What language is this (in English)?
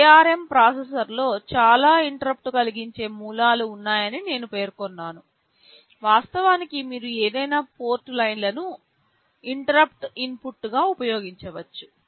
Telugu